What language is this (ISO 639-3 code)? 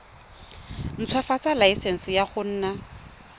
tsn